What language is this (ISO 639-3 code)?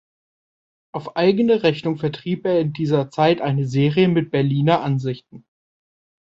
deu